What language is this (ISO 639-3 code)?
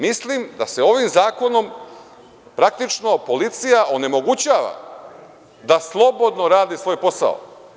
srp